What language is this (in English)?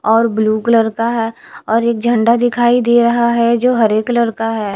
Hindi